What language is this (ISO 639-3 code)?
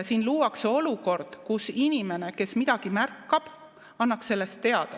est